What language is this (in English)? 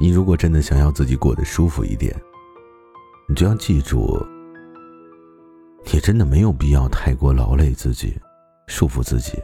Chinese